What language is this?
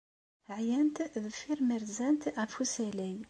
Kabyle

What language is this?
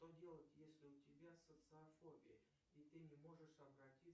Russian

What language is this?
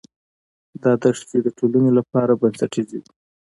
Pashto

